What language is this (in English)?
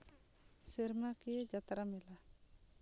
Santali